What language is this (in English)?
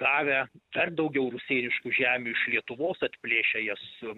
Lithuanian